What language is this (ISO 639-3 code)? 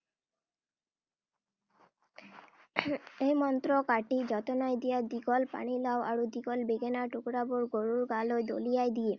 asm